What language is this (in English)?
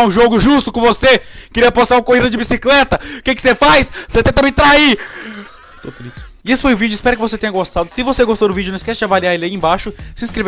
Portuguese